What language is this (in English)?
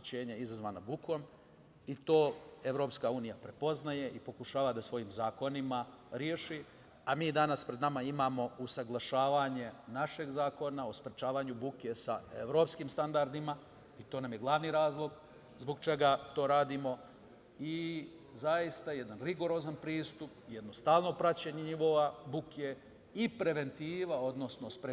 Serbian